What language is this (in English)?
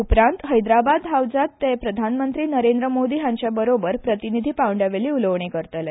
Konkani